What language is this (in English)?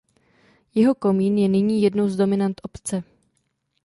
Czech